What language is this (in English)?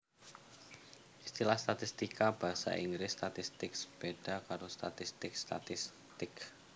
Javanese